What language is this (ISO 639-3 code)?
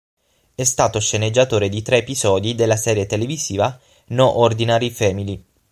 ita